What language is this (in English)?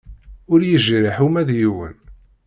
Kabyle